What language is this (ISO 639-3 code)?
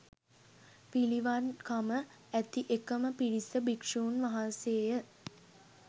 sin